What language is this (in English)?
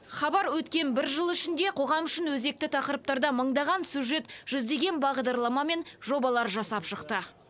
Kazakh